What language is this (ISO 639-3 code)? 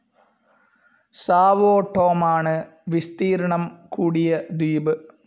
mal